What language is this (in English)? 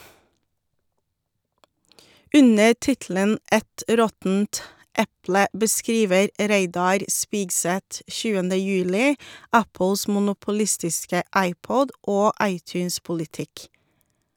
Norwegian